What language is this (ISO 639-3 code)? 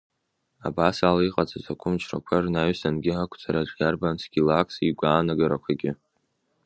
abk